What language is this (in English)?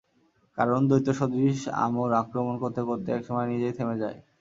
Bangla